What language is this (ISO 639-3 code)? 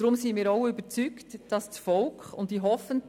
gsw